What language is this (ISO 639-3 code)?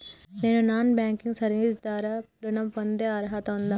tel